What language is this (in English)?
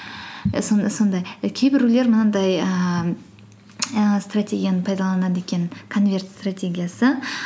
Kazakh